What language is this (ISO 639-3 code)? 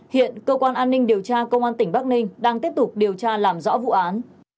vie